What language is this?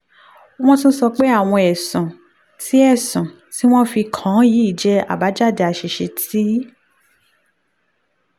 Yoruba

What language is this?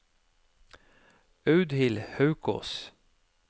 Norwegian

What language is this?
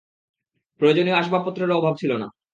Bangla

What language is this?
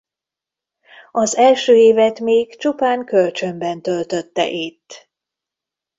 Hungarian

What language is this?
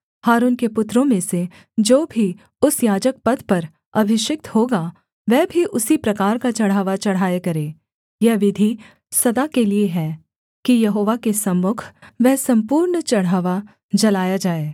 Hindi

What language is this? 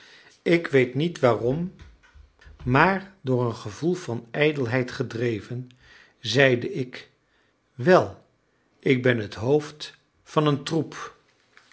Dutch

